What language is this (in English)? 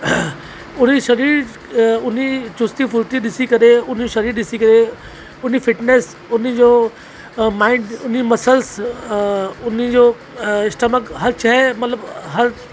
Sindhi